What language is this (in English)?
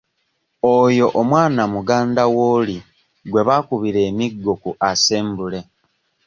Ganda